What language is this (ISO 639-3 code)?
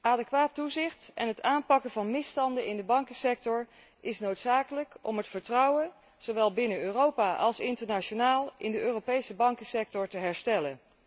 nld